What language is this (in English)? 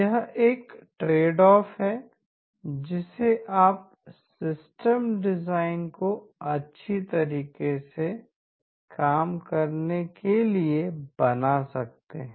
Hindi